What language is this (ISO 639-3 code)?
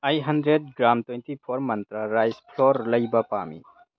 mni